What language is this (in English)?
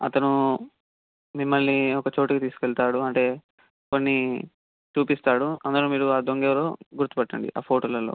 Telugu